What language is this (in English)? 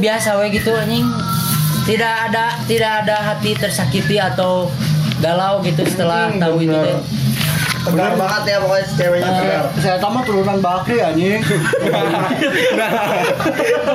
Indonesian